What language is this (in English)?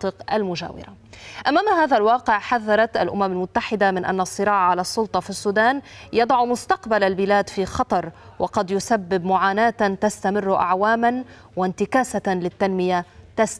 Arabic